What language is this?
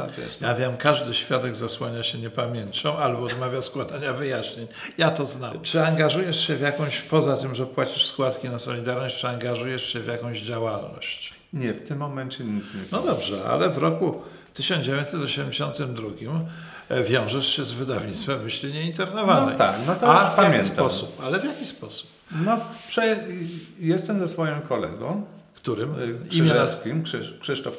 Polish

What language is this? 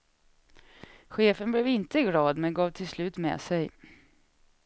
Swedish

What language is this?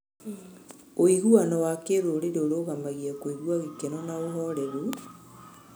Kikuyu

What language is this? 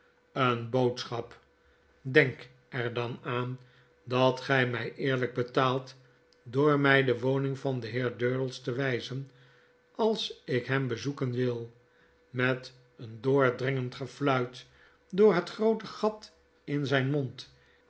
Dutch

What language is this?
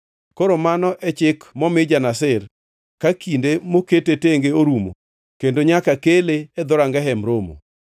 Luo (Kenya and Tanzania)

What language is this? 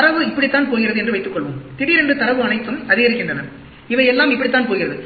Tamil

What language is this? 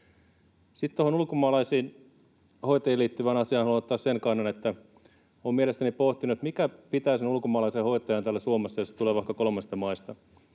Finnish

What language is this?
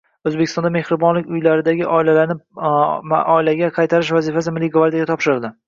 Uzbek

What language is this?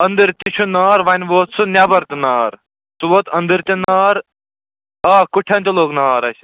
Kashmiri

